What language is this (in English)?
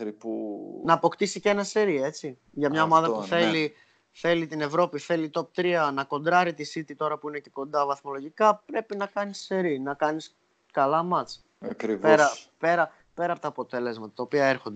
Greek